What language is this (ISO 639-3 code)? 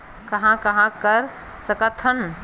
hne